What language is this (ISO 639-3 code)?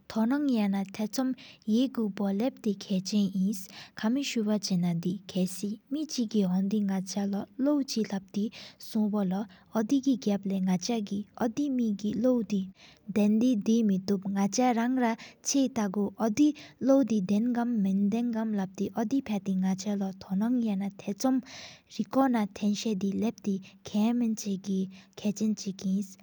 sip